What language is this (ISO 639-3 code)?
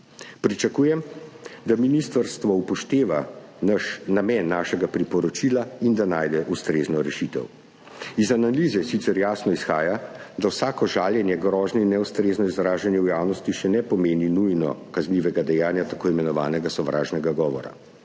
slv